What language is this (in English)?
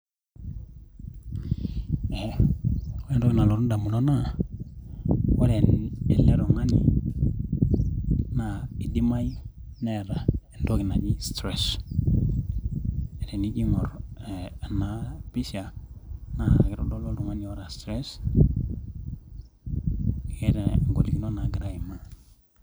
Masai